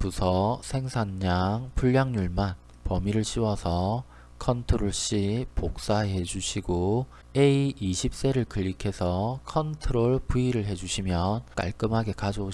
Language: Korean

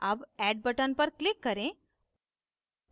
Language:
Hindi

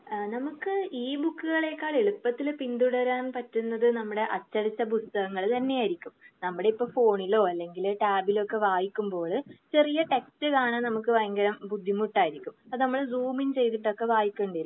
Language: Malayalam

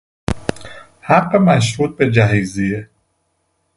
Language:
Persian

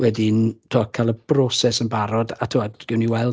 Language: Welsh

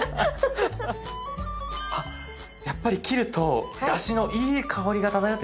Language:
Japanese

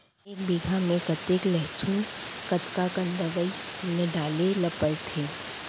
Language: Chhattisgarhi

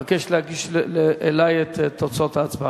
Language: Hebrew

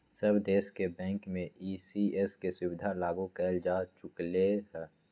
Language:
Magahi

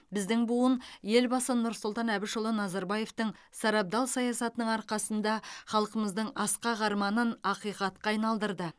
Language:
Kazakh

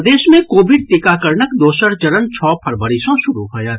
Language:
Maithili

